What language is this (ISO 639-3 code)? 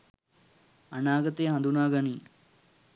sin